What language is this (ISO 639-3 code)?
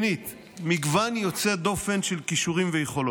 heb